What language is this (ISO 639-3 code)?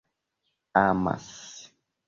epo